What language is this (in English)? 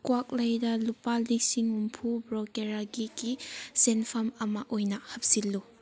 Manipuri